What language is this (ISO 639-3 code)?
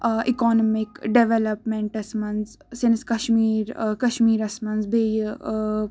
kas